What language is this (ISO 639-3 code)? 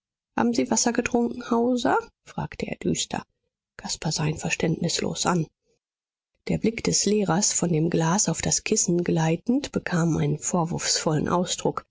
deu